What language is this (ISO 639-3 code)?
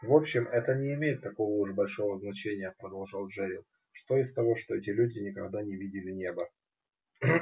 rus